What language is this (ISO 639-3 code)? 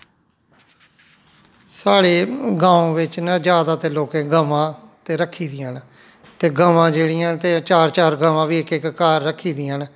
doi